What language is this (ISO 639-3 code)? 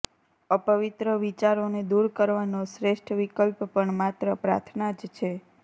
guj